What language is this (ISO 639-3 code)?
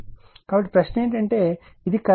tel